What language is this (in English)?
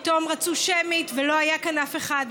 Hebrew